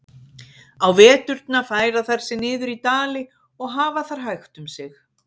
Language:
Icelandic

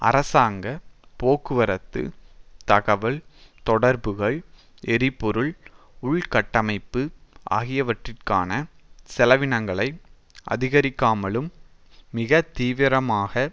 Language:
Tamil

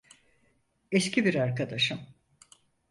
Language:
Turkish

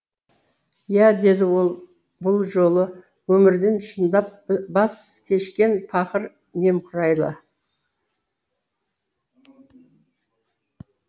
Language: Kazakh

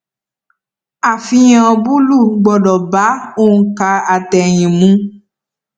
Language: Yoruba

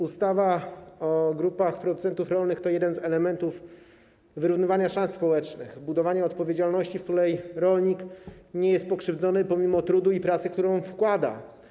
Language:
Polish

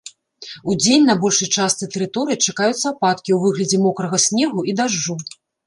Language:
Belarusian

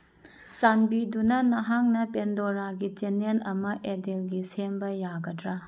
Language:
Manipuri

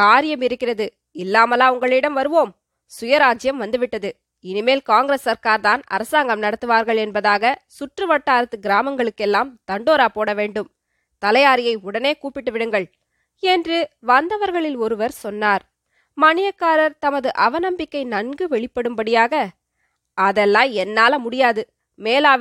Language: Tamil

